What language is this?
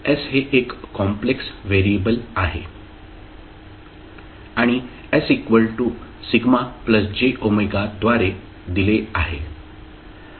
Marathi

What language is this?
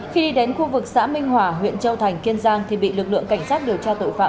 Vietnamese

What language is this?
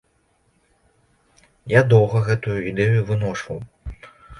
Belarusian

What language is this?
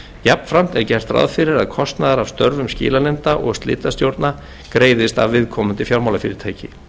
Icelandic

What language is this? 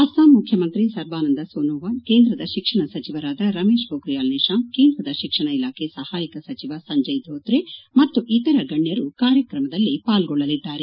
Kannada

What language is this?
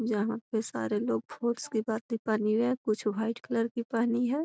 Magahi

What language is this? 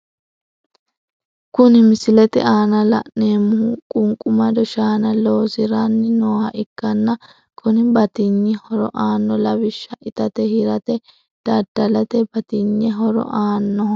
Sidamo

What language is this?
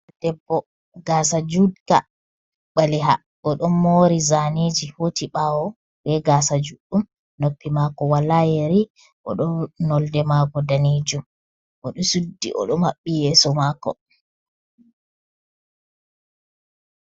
Fula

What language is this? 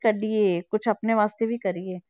Punjabi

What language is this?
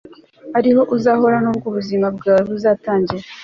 Kinyarwanda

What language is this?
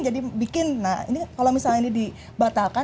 Indonesian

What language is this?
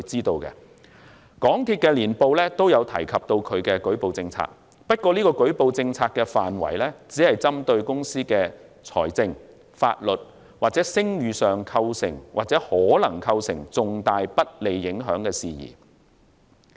Cantonese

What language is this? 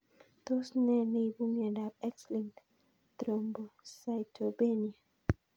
Kalenjin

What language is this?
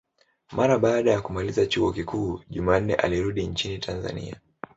Swahili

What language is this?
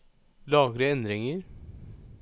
Norwegian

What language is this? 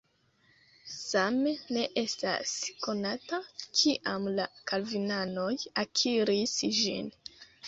Esperanto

